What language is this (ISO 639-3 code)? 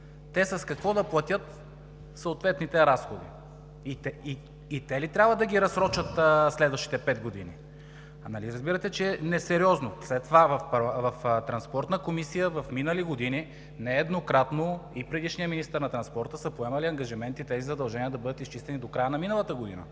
bul